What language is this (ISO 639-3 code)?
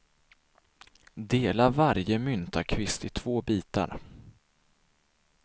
swe